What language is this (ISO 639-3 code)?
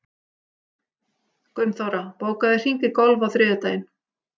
isl